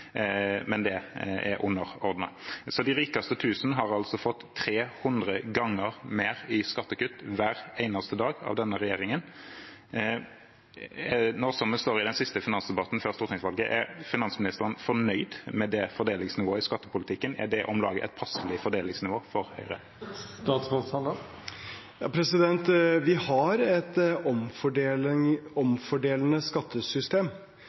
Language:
Norwegian Bokmål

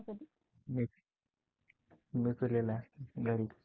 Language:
Marathi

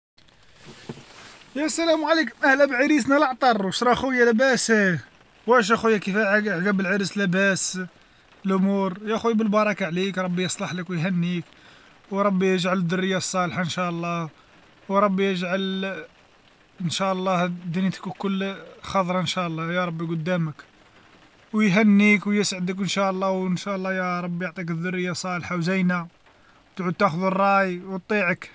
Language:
Algerian Arabic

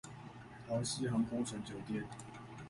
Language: Chinese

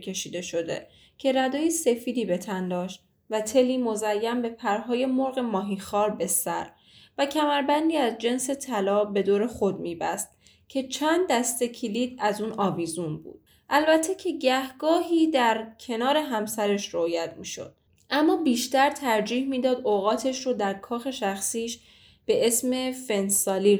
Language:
Persian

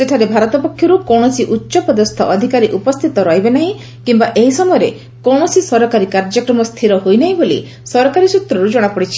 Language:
Odia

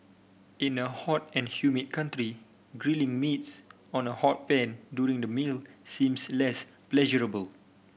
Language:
English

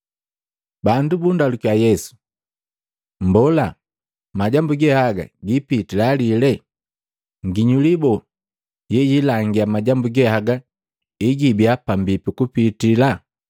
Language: Matengo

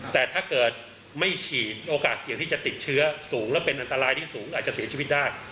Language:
Thai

